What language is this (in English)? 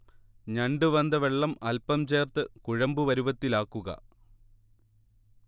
Malayalam